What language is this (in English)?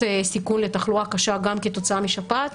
Hebrew